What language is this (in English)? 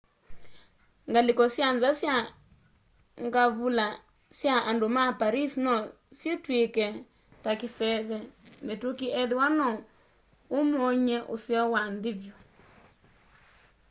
Kamba